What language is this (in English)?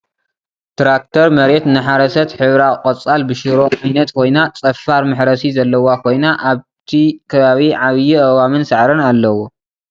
Tigrinya